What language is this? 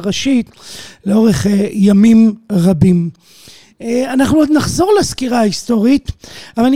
Hebrew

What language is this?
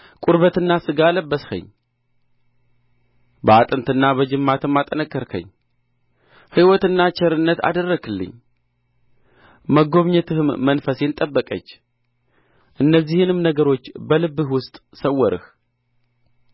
Amharic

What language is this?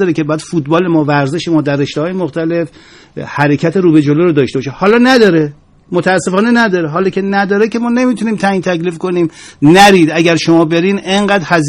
Persian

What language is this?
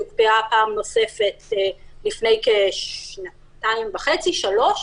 Hebrew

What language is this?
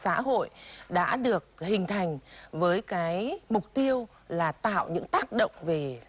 Vietnamese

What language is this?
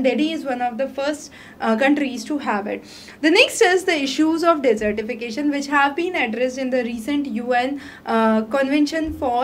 English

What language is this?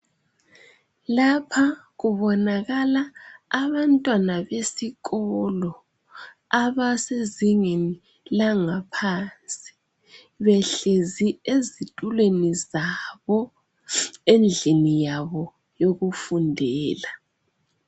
North Ndebele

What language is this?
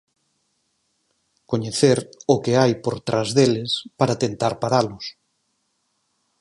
Galician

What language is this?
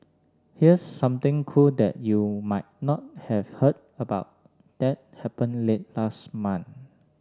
English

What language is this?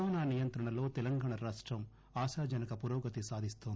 Telugu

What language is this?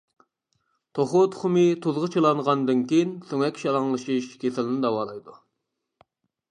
Uyghur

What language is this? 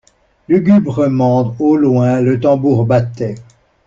French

